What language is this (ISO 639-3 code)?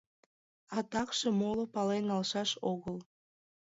chm